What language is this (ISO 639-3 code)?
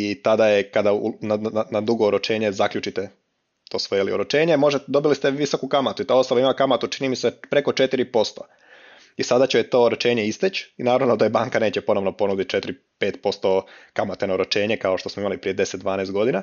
hrv